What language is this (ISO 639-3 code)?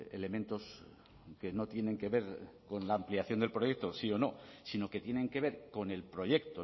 spa